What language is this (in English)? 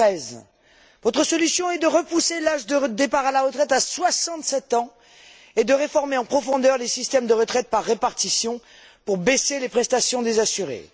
French